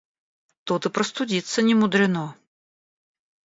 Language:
Russian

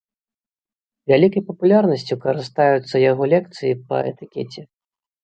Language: Belarusian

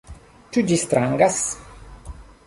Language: Esperanto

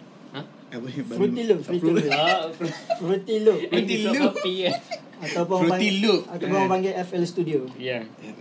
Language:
Malay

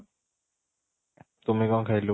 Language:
Odia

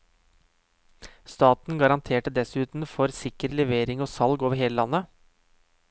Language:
Norwegian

